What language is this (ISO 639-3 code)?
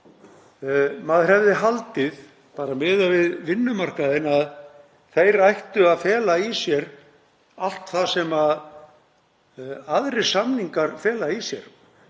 isl